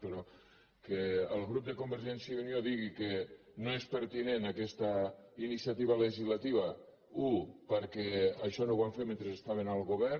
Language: Catalan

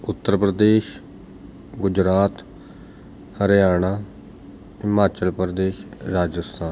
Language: Punjabi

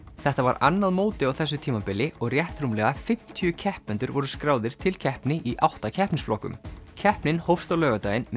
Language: Icelandic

